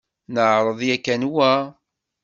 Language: Kabyle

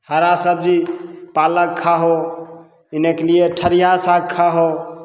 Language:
Maithili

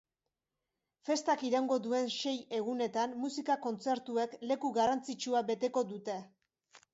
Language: Basque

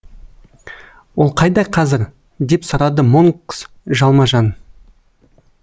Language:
Kazakh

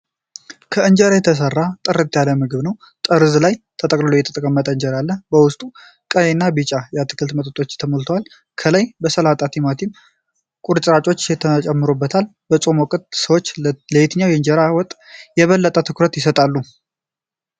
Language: Amharic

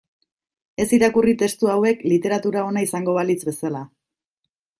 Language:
Basque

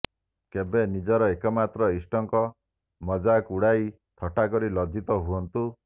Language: Odia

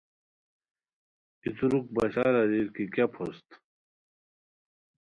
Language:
Khowar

